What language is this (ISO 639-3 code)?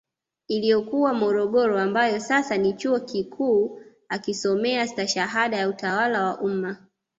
swa